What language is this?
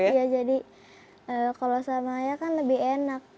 Indonesian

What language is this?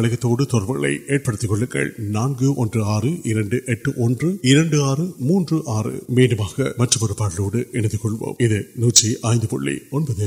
Urdu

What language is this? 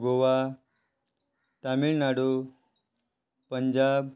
Konkani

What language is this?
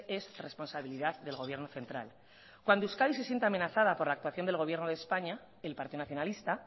Spanish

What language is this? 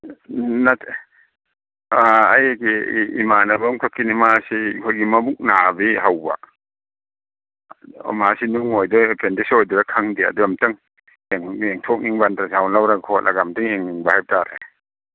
Manipuri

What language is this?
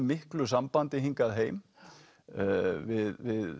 Icelandic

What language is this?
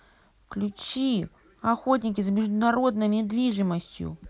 Russian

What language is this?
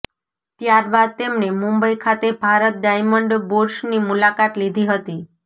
Gujarati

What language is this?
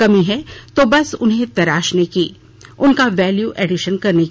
Hindi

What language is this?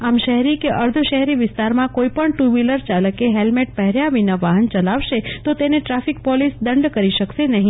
Gujarati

